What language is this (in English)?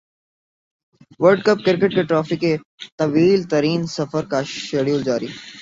Urdu